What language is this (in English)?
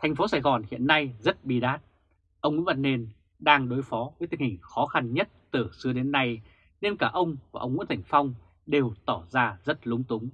Vietnamese